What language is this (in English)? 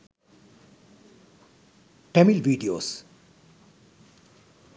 Sinhala